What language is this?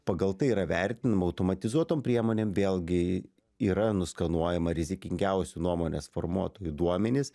Lithuanian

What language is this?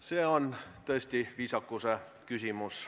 Estonian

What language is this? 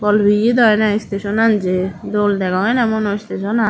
Chakma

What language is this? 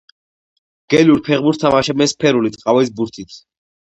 Georgian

